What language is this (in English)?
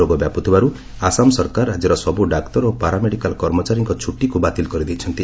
Odia